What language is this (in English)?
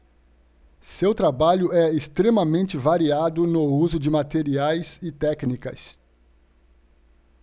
Portuguese